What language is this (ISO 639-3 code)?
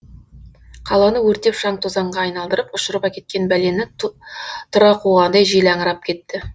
kaz